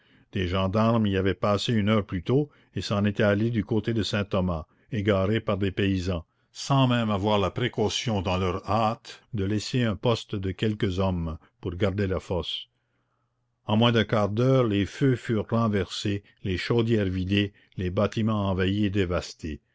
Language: French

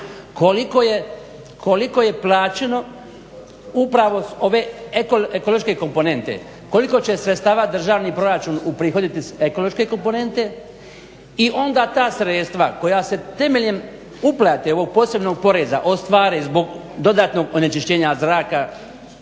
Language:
Croatian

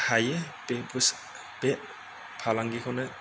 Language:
Bodo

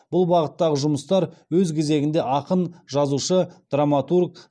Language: Kazakh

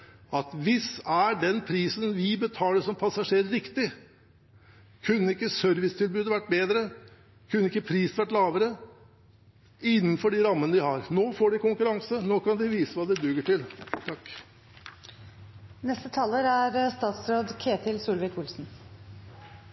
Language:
Norwegian Bokmål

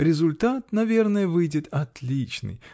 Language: Russian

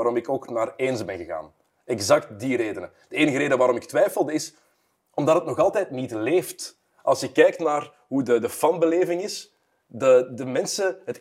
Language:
Dutch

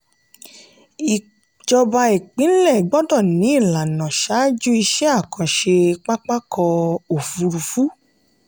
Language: Yoruba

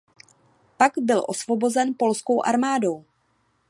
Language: Czech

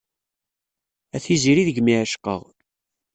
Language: Kabyle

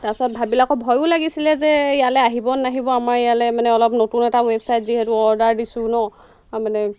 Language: Assamese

